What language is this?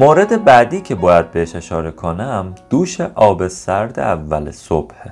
Persian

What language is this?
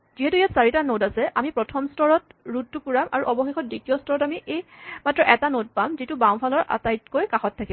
Assamese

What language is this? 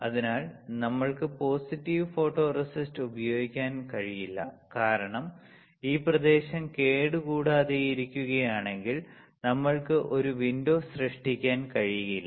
Malayalam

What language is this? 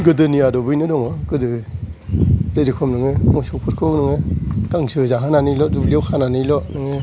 Bodo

